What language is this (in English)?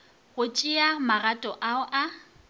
Northern Sotho